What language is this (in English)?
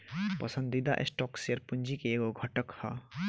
Bhojpuri